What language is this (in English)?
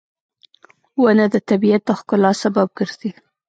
Pashto